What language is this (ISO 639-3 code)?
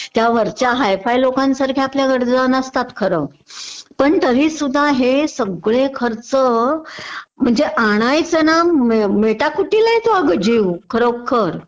mar